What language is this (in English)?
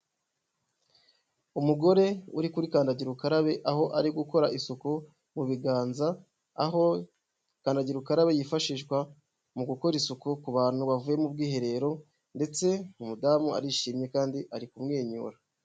Kinyarwanda